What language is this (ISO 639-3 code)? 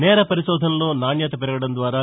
tel